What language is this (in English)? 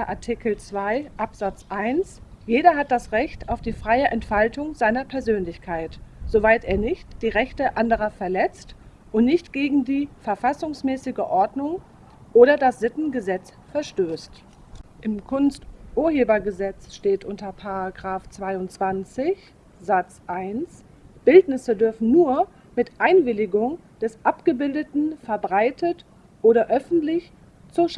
German